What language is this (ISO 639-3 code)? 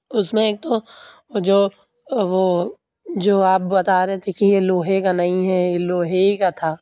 urd